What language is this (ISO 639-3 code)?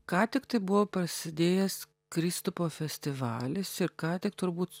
lit